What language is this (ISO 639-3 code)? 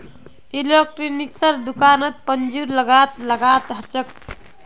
mag